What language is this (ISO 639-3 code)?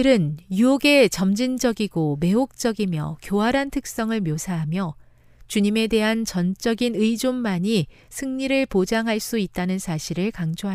kor